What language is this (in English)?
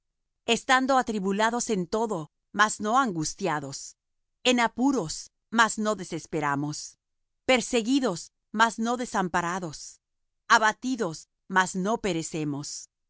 Spanish